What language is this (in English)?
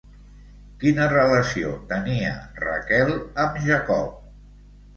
Catalan